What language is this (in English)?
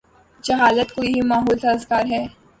Urdu